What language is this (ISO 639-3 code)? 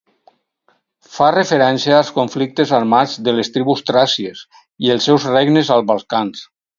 cat